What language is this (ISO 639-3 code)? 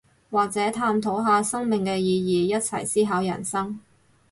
yue